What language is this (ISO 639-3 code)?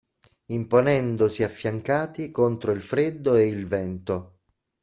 ita